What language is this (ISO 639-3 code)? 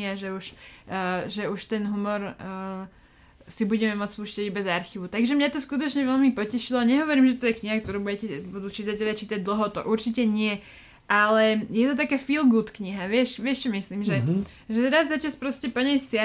slk